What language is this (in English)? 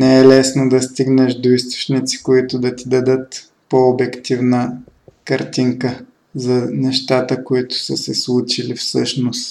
Bulgarian